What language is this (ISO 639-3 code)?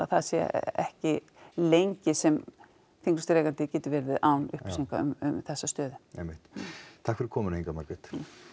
isl